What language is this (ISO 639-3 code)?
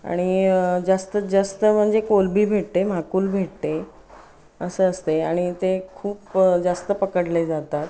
mar